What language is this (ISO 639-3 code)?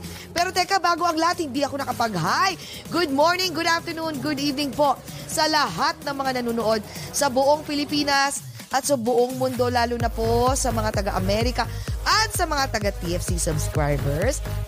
fil